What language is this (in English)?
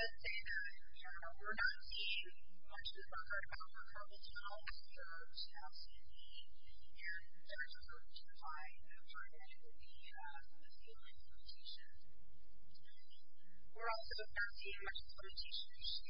English